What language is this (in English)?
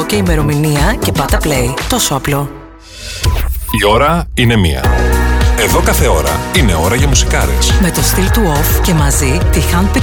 Greek